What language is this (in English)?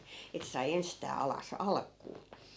Finnish